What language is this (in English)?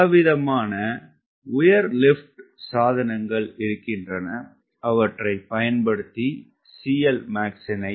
Tamil